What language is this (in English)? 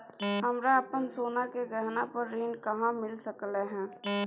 Maithili